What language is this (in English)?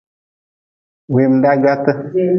Nawdm